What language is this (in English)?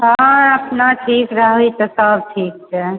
Maithili